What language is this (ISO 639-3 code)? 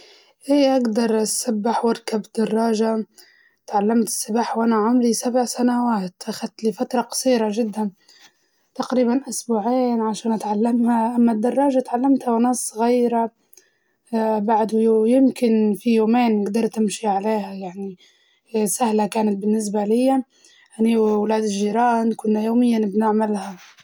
ayl